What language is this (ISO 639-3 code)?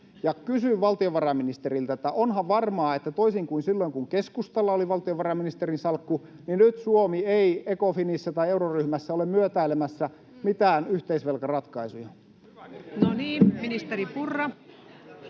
fin